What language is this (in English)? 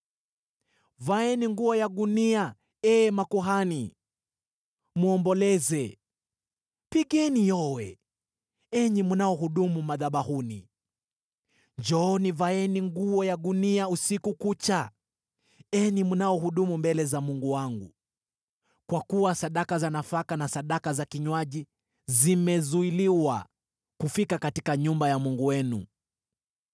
Swahili